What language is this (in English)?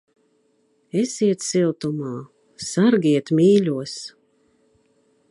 Latvian